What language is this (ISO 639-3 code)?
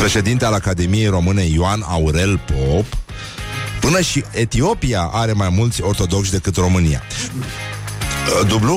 ron